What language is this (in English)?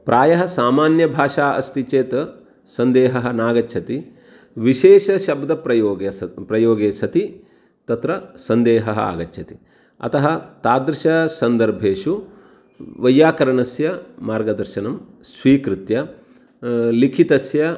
Sanskrit